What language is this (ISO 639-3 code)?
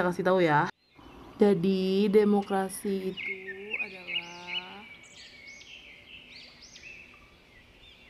ind